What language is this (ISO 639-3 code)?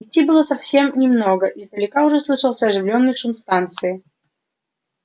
rus